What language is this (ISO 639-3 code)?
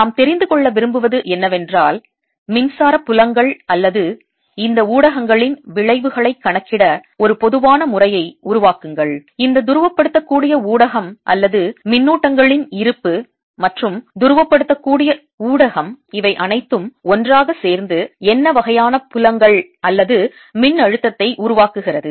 tam